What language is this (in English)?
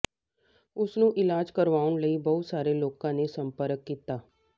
Punjabi